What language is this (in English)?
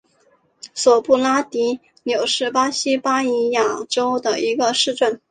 Chinese